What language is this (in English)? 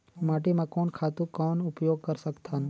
Chhattisgarhi